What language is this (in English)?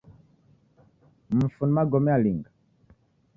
Taita